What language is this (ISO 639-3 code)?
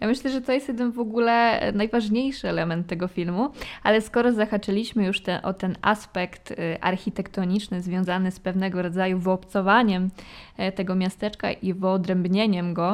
pol